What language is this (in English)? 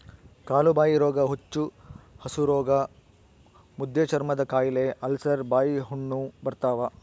Kannada